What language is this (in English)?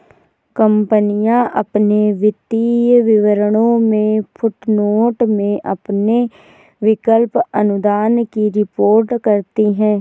Hindi